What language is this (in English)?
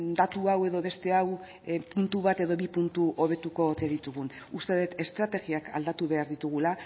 Basque